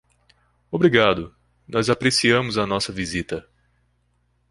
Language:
Portuguese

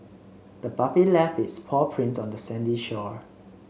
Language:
English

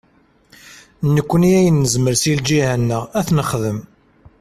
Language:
Kabyle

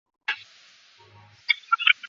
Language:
Chinese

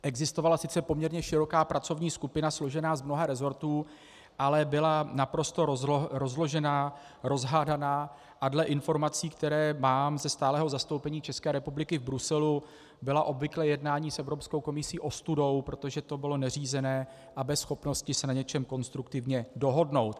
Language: Czech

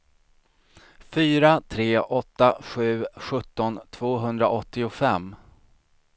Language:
Swedish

